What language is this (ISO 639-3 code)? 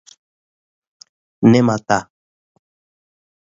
dyu